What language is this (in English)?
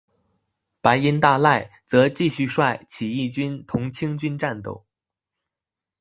Chinese